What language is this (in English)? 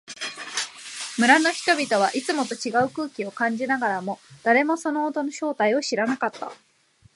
Japanese